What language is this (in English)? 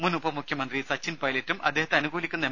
Malayalam